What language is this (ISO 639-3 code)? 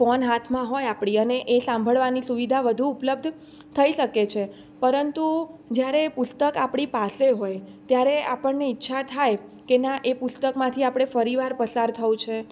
guj